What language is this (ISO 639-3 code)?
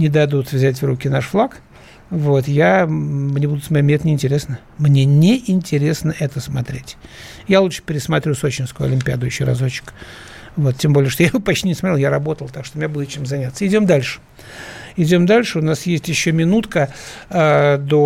rus